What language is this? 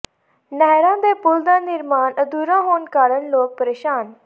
Punjabi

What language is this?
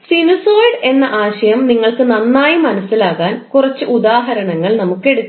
Malayalam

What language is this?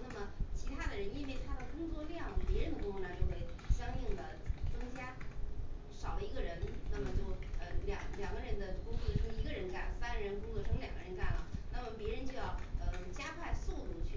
Chinese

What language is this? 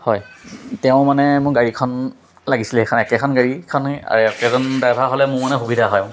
Assamese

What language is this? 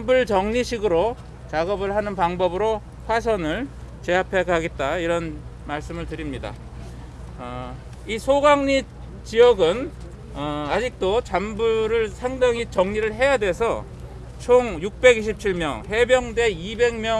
Korean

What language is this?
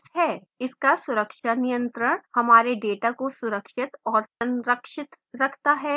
Hindi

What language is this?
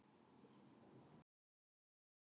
Icelandic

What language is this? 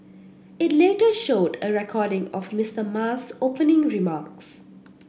English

